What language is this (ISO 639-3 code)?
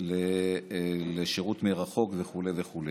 heb